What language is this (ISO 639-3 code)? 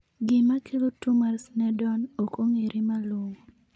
luo